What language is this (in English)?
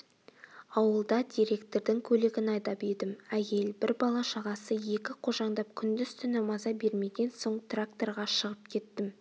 Kazakh